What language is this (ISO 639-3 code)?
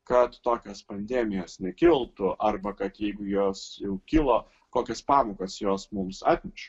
lit